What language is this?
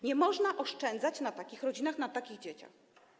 Polish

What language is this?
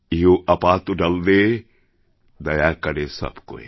Bangla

